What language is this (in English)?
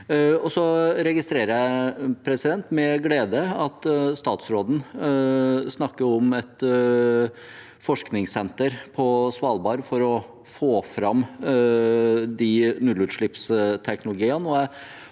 Norwegian